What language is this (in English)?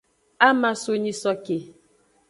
Aja (Benin)